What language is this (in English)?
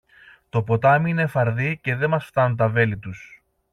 Greek